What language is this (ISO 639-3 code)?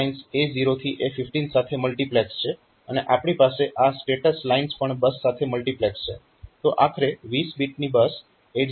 guj